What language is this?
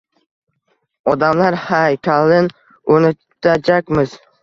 Uzbek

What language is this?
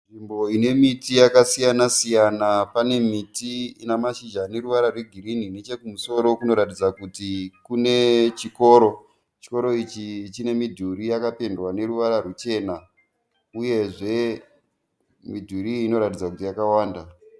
Shona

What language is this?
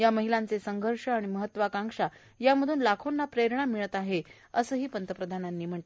Marathi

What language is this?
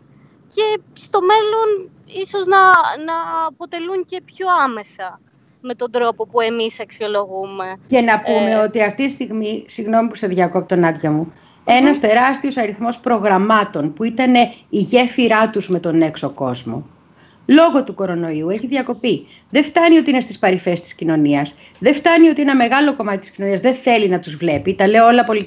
Greek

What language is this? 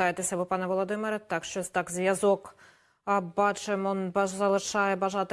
Ukrainian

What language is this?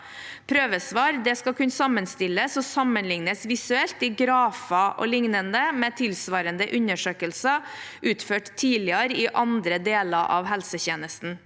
Norwegian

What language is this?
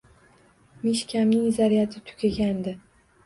Uzbek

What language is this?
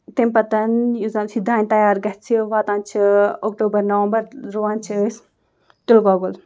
Kashmiri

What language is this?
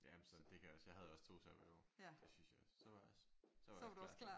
Danish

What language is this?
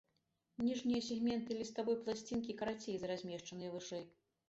Belarusian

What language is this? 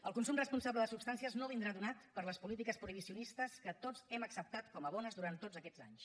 Catalan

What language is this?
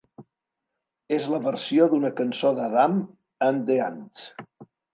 Catalan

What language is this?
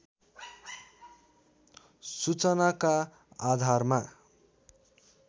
Nepali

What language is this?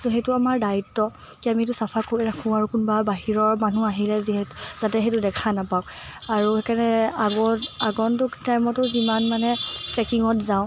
Assamese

